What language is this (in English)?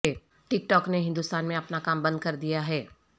Urdu